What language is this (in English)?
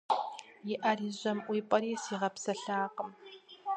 Kabardian